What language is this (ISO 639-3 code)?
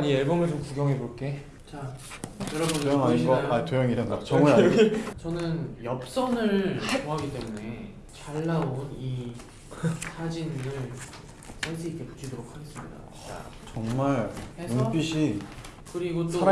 kor